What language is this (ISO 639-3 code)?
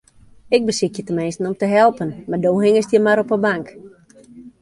fry